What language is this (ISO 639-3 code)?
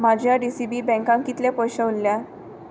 kok